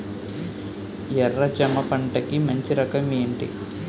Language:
Telugu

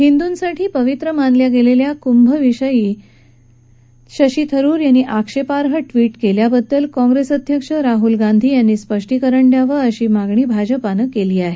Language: Marathi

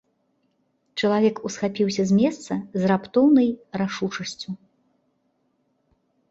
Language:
Belarusian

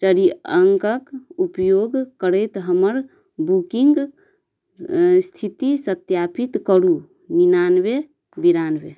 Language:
Maithili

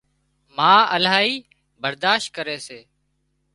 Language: Wadiyara Koli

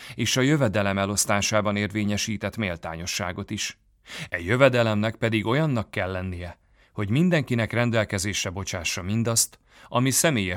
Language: Hungarian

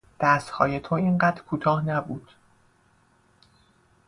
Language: Persian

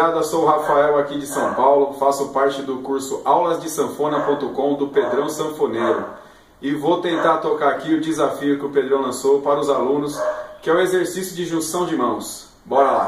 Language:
Portuguese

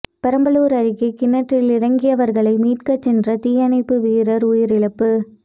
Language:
Tamil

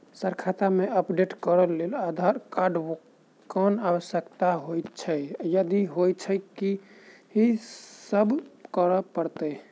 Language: Maithili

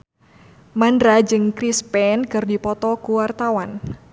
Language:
Sundanese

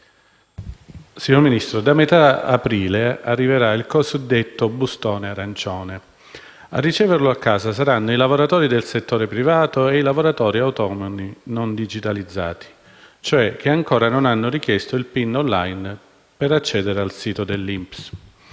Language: Italian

